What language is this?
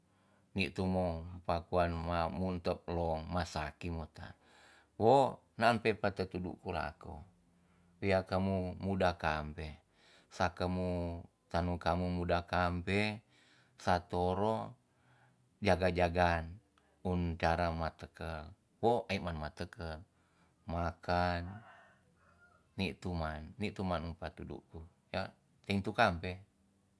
Tonsea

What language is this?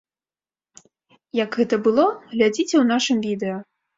Belarusian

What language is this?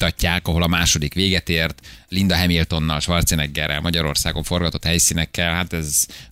Hungarian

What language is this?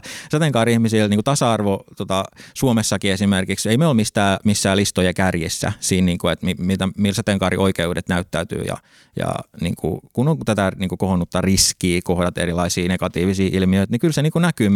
Finnish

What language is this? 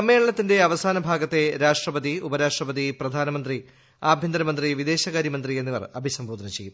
Malayalam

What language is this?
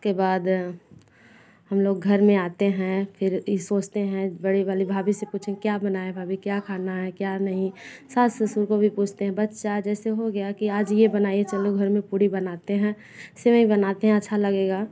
Hindi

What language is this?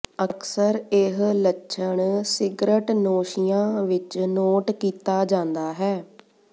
Punjabi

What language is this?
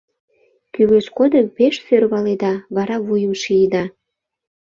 Mari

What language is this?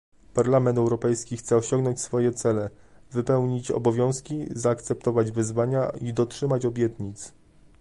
Polish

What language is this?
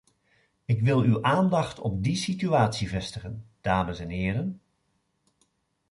Dutch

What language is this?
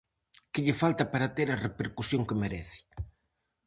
Galician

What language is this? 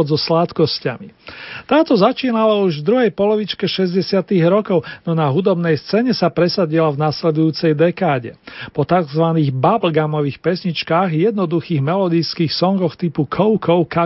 Slovak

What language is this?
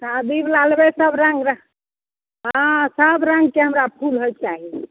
Maithili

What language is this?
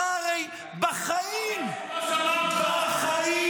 Hebrew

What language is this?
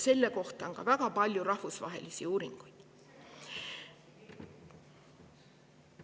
Estonian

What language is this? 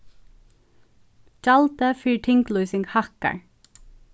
Faroese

